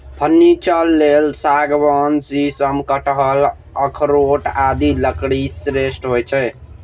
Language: Maithili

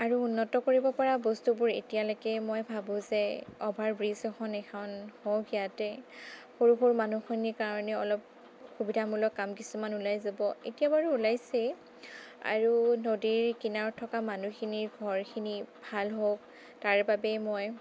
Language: Assamese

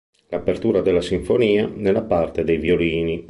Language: Italian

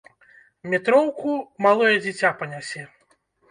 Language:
Belarusian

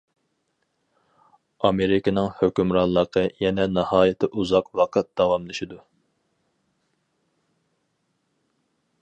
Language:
Uyghur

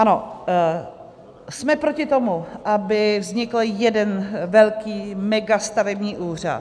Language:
Czech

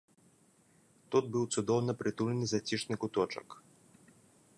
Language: Belarusian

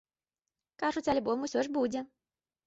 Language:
Belarusian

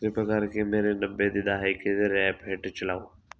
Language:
Punjabi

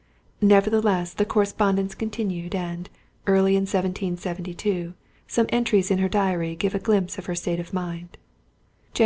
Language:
English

